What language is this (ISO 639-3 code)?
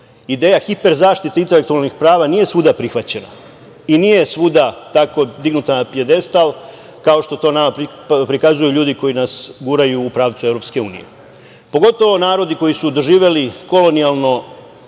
srp